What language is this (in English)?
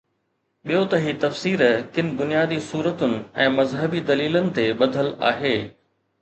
Sindhi